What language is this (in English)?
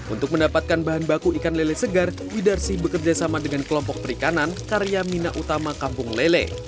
Indonesian